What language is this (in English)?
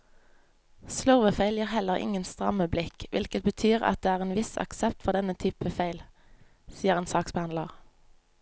Norwegian